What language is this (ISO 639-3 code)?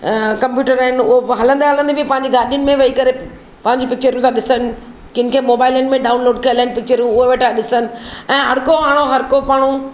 snd